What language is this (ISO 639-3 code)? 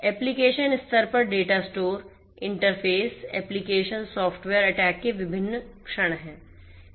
hin